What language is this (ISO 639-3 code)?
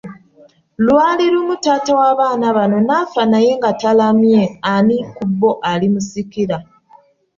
lug